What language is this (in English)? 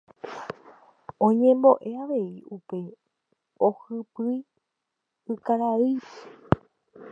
Guarani